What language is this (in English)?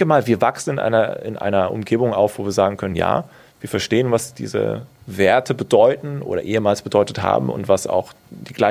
German